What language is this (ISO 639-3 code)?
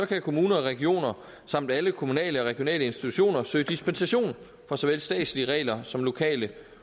dan